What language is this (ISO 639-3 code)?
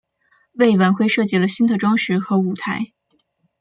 zho